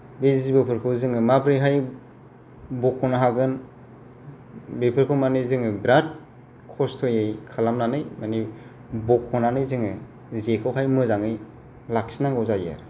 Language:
Bodo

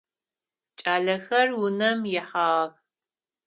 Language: Adyghe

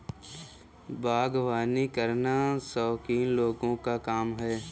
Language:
Hindi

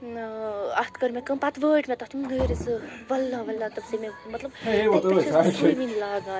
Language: Kashmiri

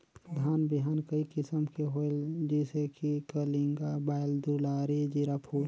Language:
Chhattisgarhi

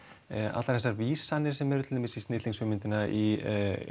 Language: Icelandic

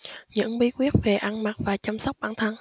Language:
Vietnamese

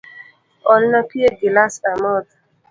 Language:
Luo (Kenya and Tanzania)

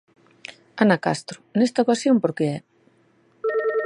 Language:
Galician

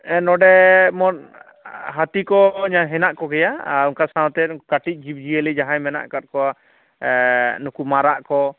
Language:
Santali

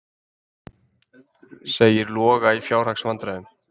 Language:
Icelandic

